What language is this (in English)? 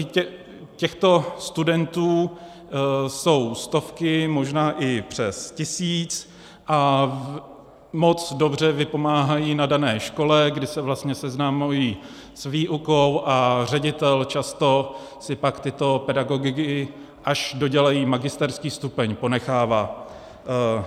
Czech